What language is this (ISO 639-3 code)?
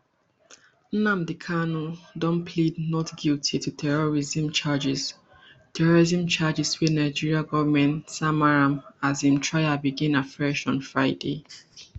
pcm